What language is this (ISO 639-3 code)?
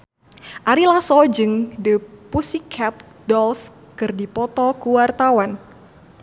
sun